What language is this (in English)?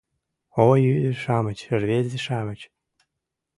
Mari